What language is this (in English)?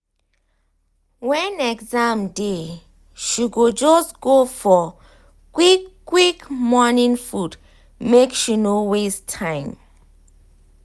Nigerian Pidgin